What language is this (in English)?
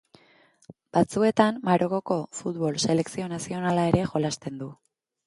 Basque